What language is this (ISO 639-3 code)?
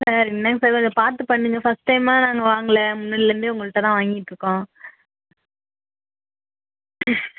tam